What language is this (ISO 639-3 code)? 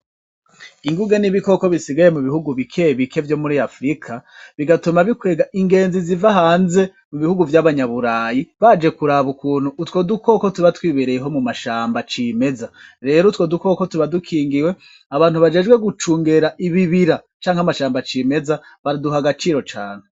run